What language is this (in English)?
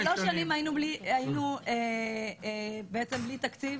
Hebrew